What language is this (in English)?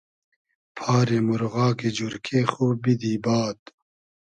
Hazaragi